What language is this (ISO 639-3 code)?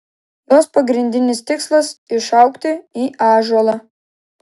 lit